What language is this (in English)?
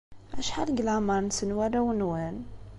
Kabyle